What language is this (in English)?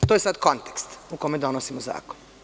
Serbian